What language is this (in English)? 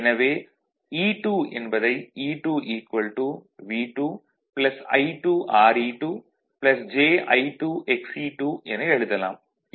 Tamil